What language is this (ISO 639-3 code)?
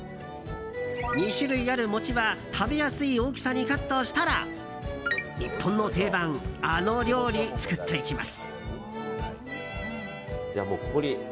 jpn